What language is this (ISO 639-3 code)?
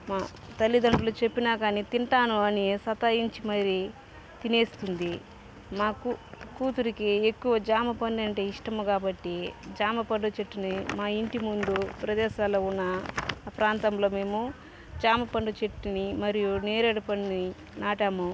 tel